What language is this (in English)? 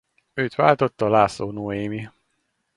Hungarian